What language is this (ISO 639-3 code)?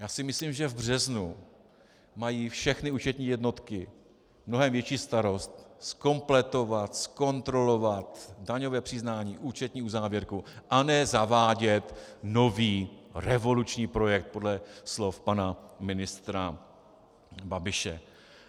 ces